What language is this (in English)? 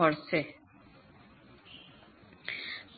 Gujarati